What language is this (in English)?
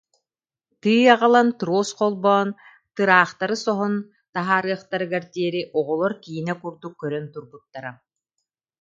Yakut